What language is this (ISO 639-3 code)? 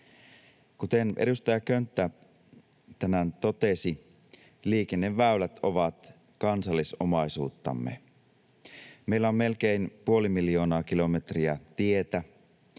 fin